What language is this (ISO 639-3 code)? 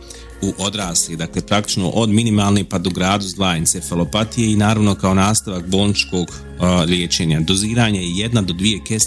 hrv